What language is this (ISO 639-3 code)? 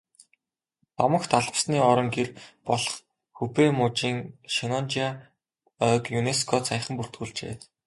mon